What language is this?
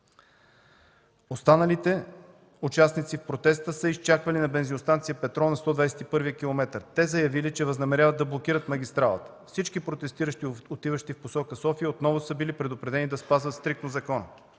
Bulgarian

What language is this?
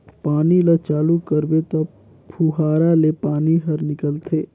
Chhattisgarhi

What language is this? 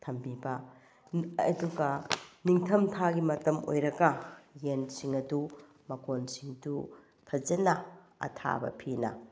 Manipuri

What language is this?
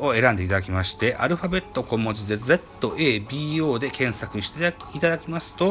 Japanese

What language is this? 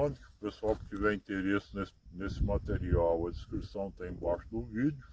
Portuguese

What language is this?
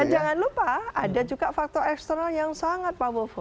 Indonesian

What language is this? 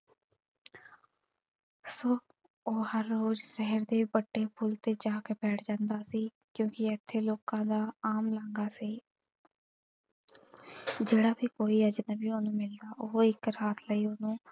Punjabi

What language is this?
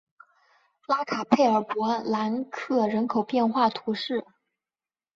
Chinese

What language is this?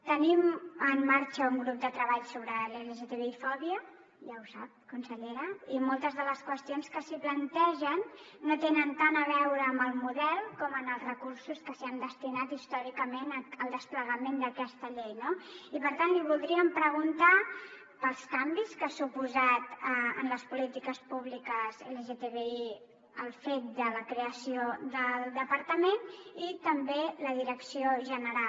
Catalan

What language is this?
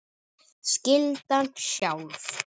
Icelandic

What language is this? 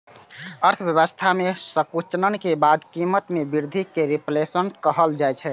Maithili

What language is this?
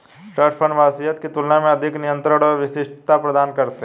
Hindi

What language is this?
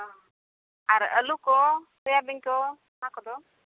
Santali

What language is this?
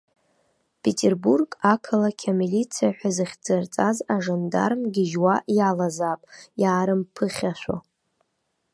Abkhazian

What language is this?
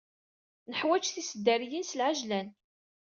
Kabyle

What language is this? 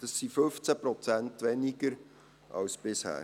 Swiss German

